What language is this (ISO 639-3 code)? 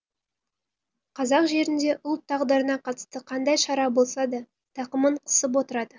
kaz